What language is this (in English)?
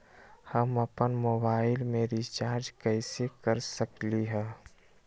Magahi